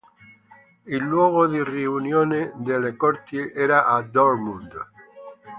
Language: Italian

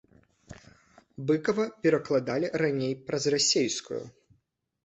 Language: Belarusian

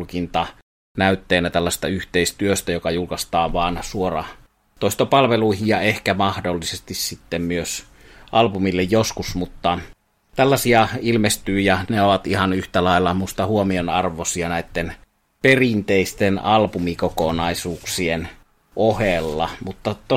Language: Finnish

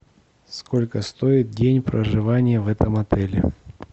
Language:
Russian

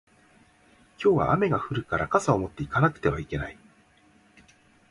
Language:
Japanese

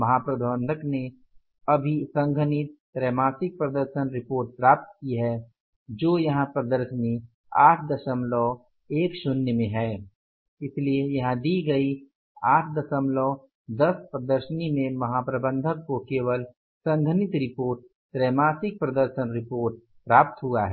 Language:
Hindi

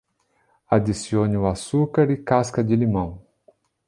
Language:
Portuguese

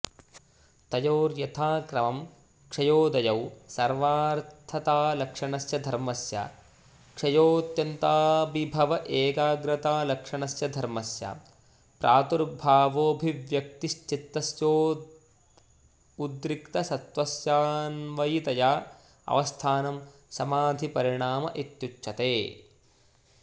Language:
Sanskrit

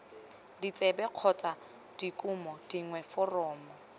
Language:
Tswana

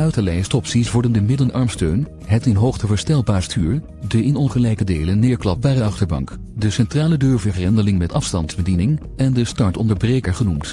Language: Dutch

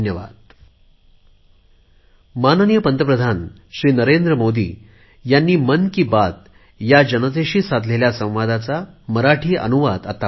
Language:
Marathi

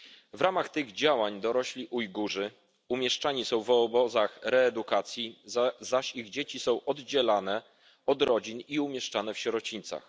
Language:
Polish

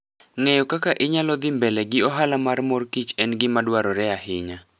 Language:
Luo (Kenya and Tanzania)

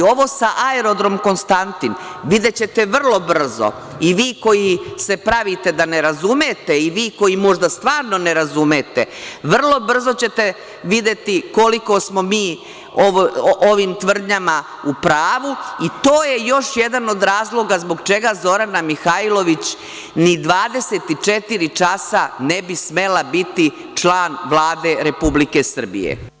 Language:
Serbian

